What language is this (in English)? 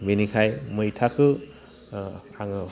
Bodo